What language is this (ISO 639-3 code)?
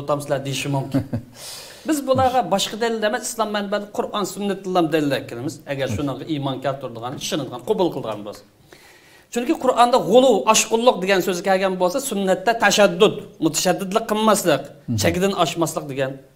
tur